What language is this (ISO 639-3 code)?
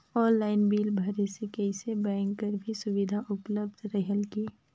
hne